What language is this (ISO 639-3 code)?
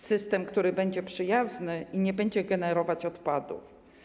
pol